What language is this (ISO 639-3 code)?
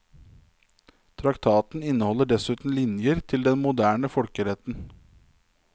nor